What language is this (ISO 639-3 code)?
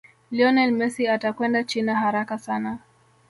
swa